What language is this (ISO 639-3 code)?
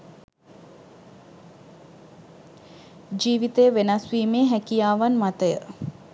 sin